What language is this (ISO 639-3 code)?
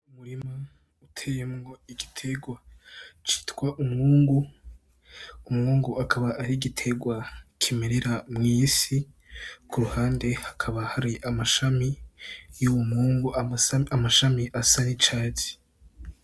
run